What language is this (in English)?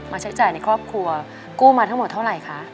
Thai